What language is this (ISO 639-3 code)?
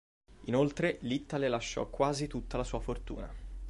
ita